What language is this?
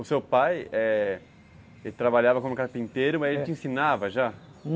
Portuguese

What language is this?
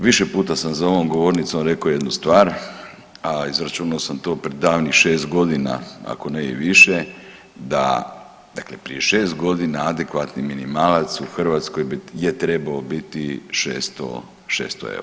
Croatian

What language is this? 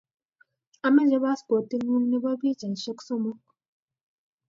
Kalenjin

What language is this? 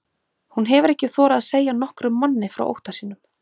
Icelandic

